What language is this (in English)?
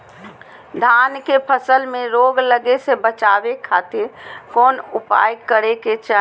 Magahi